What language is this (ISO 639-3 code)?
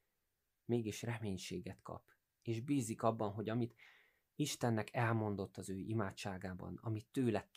hun